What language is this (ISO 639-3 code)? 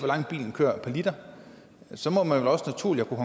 dan